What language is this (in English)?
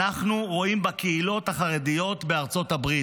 Hebrew